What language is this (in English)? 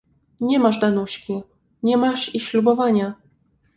Polish